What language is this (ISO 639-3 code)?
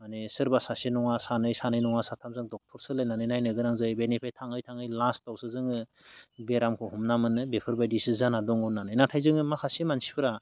brx